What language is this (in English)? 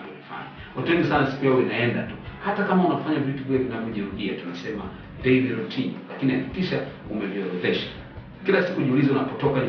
Swahili